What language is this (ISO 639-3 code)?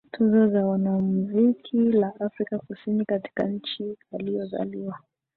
swa